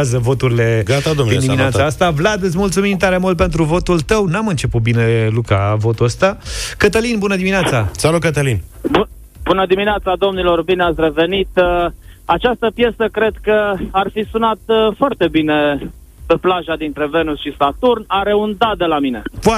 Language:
Romanian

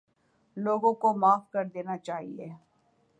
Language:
Urdu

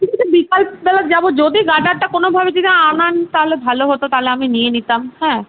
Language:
Bangla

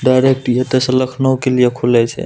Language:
Maithili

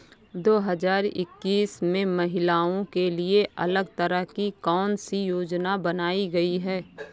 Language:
Hindi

